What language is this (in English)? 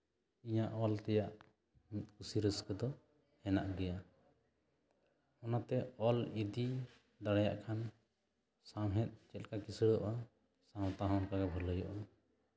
Santali